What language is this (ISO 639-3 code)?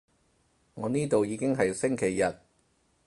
yue